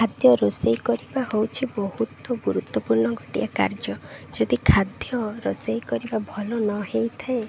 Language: Odia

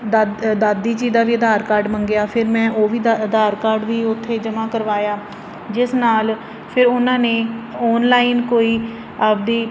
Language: Punjabi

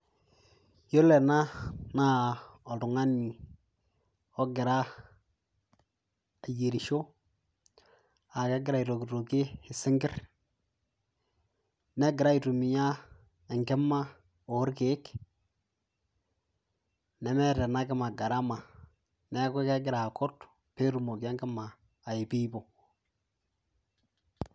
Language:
Masai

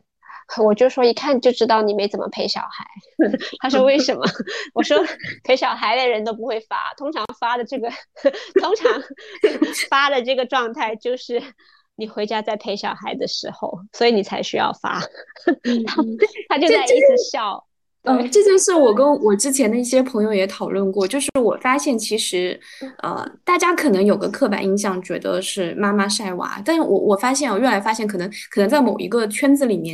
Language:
Chinese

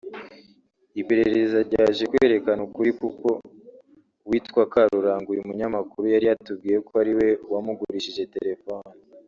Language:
Kinyarwanda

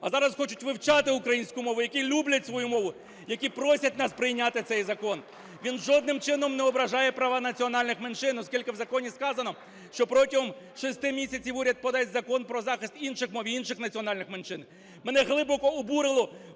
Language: Ukrainian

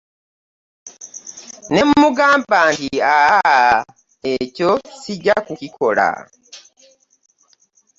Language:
Ganda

